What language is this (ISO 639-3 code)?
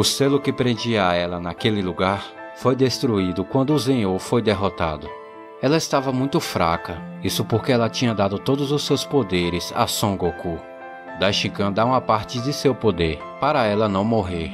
por